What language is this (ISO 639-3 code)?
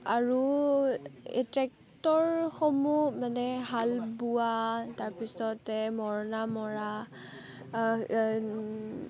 asm